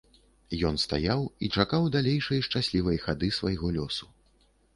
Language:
Belarusian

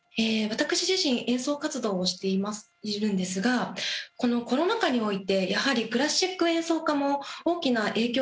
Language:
Japanese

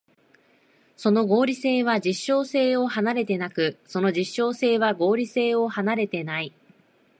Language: Japanese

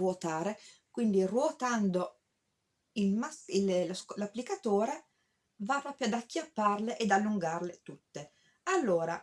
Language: Italian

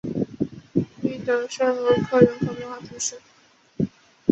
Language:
Chinese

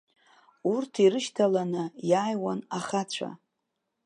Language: Abkhazian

